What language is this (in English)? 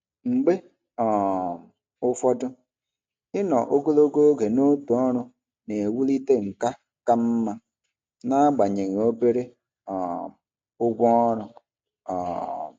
Igbo